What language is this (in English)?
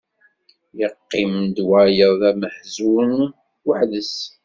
Kabyle